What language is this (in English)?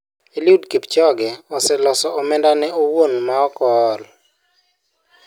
Luo (Kenya and Tanzania)